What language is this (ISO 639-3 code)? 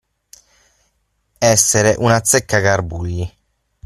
ita